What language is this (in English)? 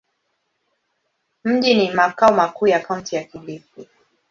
Swahili